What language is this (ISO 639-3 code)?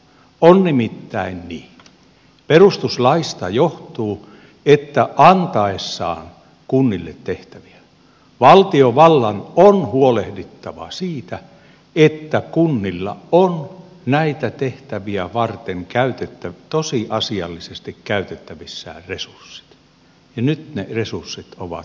fin